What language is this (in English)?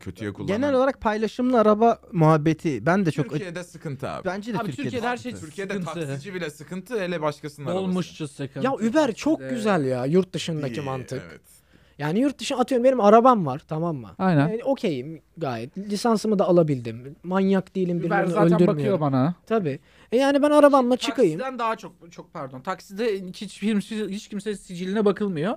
Turkish